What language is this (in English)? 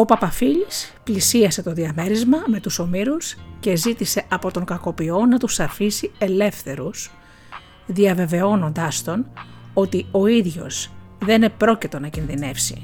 Greek